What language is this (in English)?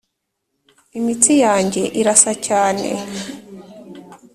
Kinyarwanda